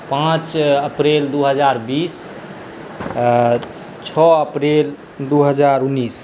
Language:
Maithili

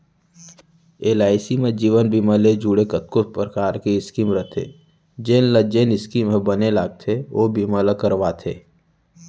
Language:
Chhattisgarhi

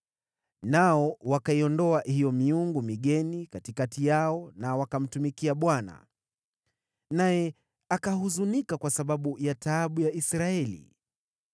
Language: Swahili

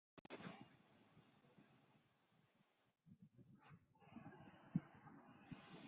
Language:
Chinese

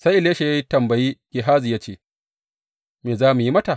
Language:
Hausa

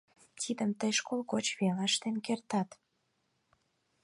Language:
Mari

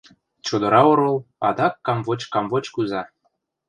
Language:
Mari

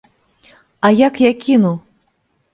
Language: Belarusian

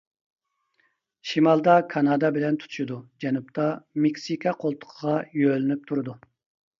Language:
Uyghur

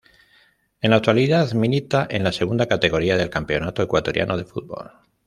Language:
Spanish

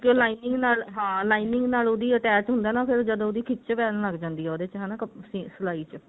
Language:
Punjabi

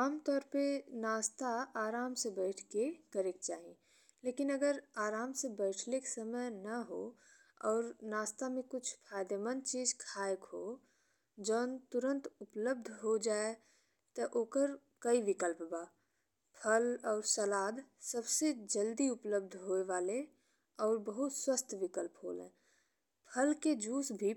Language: Bhojpuri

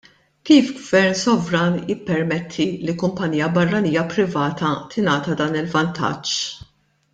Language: Maltese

